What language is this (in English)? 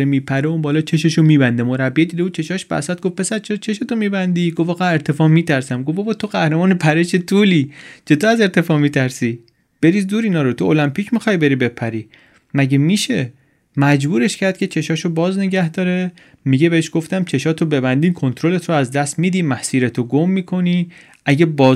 Persian